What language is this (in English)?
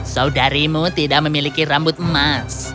Indonesian